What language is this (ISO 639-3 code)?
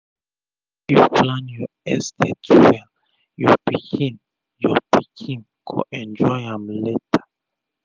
pcm